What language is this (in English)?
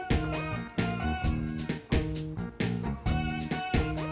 Indonesian